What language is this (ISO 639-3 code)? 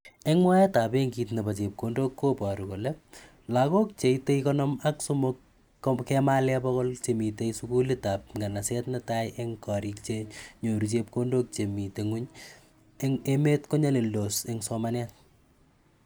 kln